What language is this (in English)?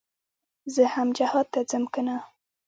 Pashto